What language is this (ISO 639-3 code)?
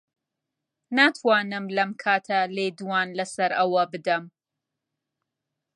ckb